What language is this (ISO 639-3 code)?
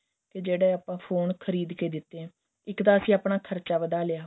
pan